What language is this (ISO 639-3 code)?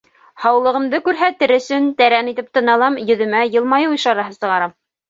bak